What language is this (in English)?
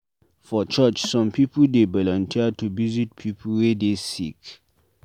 Nigerian Pidgin